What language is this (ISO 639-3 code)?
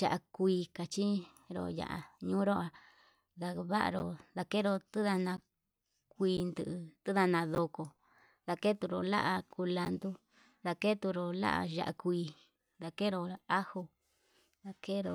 mab